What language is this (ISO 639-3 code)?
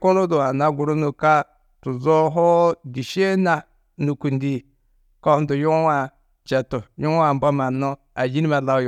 tuq